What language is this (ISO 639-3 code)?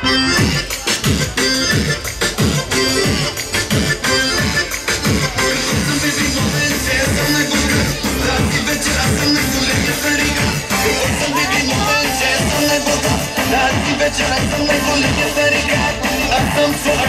ara